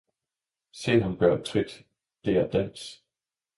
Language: Danish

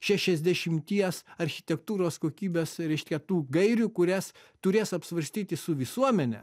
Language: Lithuanian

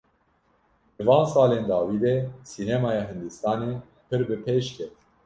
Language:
Kurdish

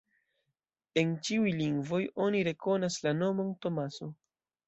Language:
Esperanto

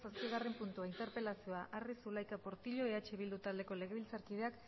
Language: Basque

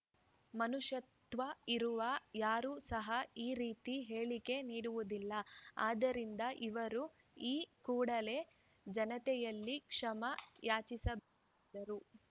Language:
Kannada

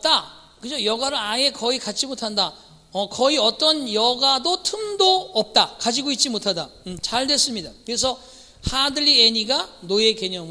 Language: Korean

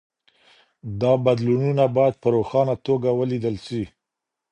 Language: Pashto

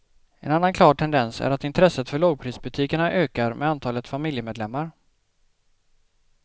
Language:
Swedish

